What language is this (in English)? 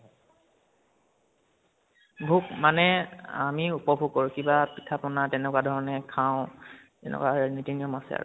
Assamese